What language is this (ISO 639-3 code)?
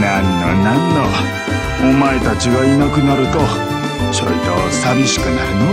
jpn